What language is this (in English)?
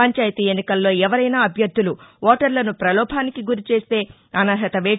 Telugu